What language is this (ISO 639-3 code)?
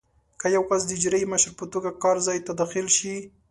pus